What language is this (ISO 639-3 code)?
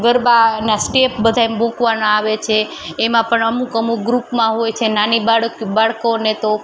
guj